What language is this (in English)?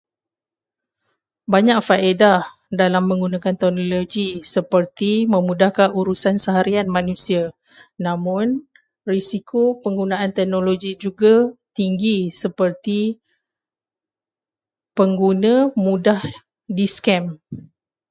Malay